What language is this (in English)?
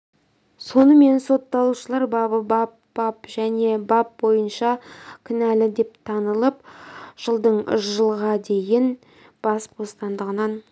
Kazakh